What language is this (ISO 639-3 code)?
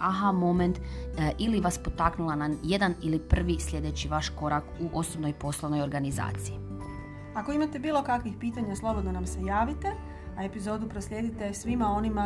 hrv